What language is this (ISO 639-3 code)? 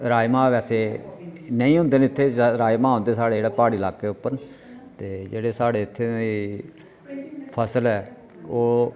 doi